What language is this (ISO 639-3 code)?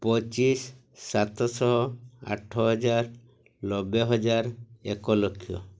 ori